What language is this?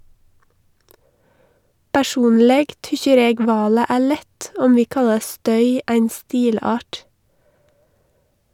Norwegian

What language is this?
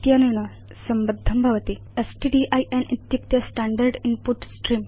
Sanskrit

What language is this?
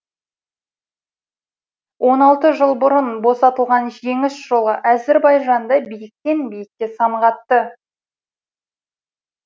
Kazakh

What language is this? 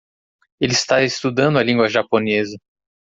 Portuguese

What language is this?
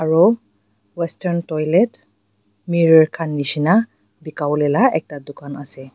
Naga Pidgin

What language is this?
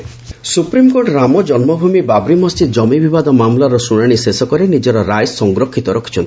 Odia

